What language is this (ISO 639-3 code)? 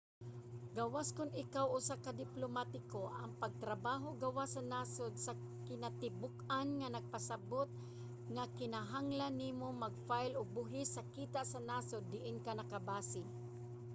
ceb